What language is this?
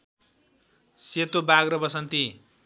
Nepali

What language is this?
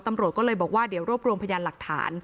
Thai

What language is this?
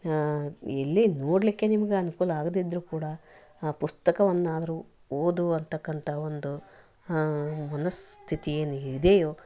Kannada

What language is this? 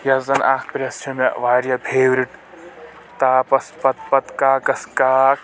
Kashmiri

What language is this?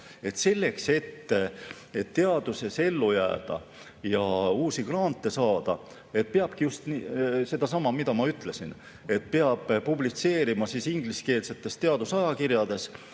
Estonian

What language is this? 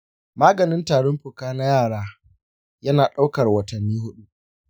Hausa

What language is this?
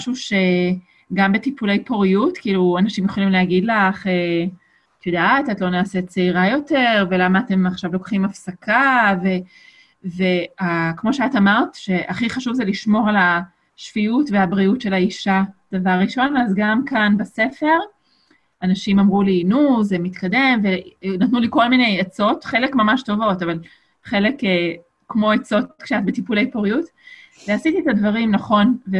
Hebrew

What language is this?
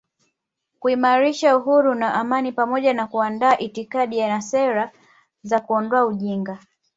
Swahili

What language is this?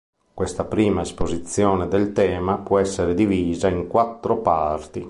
Italian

